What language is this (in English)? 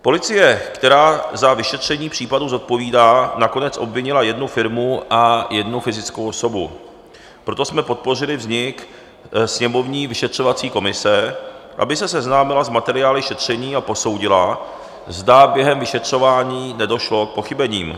Czech